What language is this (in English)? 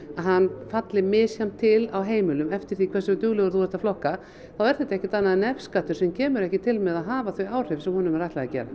Icelandic